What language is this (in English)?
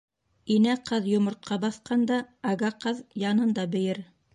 Bashkir